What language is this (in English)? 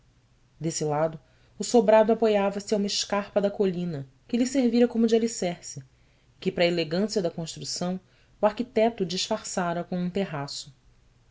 Portuguese